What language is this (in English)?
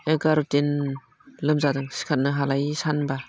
Bodo